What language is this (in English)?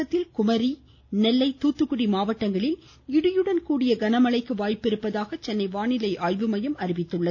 Tamil